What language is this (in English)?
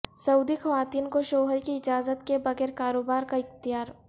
Urdu